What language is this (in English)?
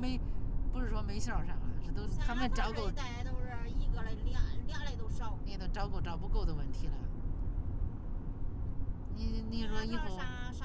Chinese